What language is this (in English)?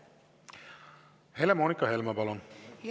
Estonian